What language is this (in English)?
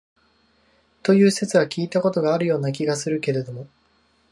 Japanese